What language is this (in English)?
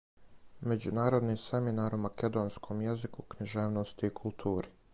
Serbian